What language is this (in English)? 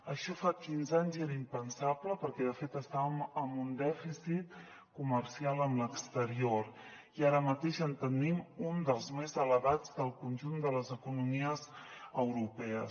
Catalan